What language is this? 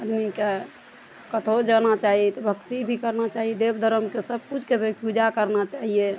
Maithili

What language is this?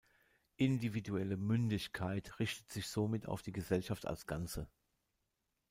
German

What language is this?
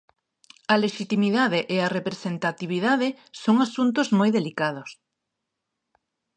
Galician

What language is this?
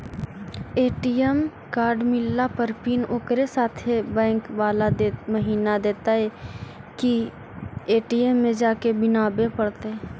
Magahi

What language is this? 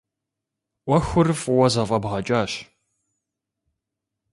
Kabardian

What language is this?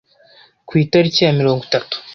Kinyarwanda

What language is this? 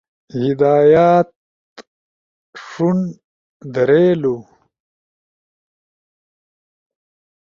Ushojo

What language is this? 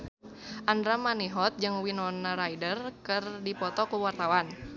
Sundanese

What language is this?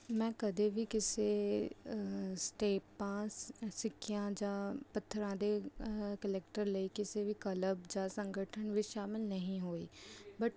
Punjabi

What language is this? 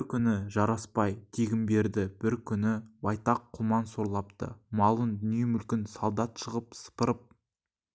Kazakh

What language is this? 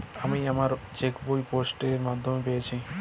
Bangla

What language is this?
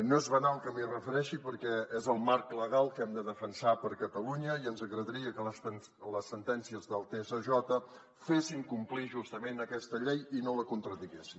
Catalan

